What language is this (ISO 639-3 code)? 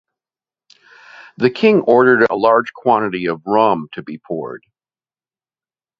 eng